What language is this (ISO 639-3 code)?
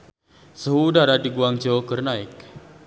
sun